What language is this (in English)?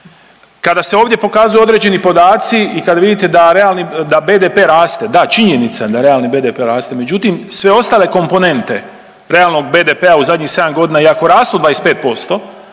Croatian